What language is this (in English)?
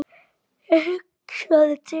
Icelandic